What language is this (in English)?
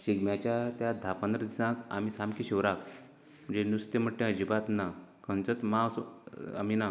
Konkani